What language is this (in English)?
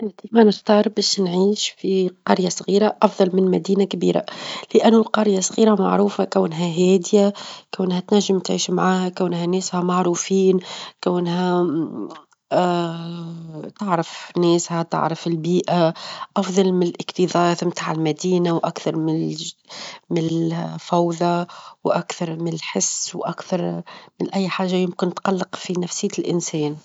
Tunisian Arabic